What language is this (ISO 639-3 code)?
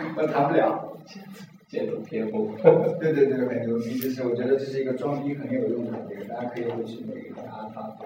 zho